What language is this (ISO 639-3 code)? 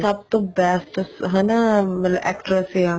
pan